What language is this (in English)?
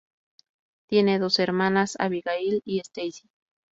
Spanish